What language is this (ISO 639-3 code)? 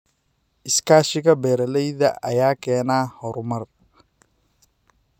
som